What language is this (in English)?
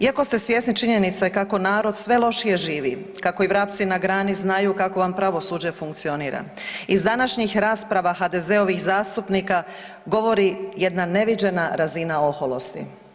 Croatian